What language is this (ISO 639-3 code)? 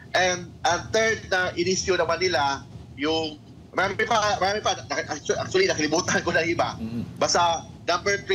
fil